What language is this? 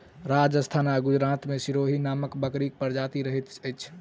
Maithili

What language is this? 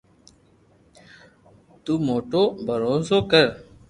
Loarki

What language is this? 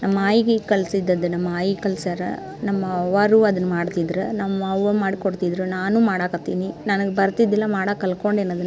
Kannada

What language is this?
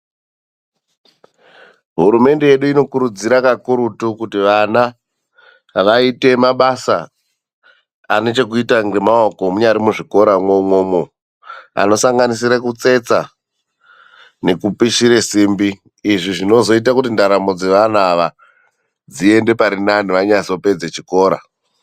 Ndau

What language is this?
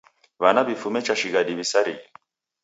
Taita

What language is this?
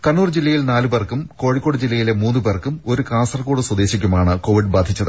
Malayalam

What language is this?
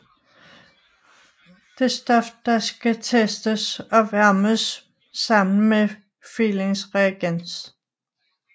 Danish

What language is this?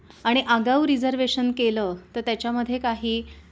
Marathi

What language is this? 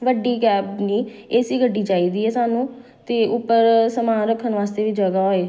Punjabi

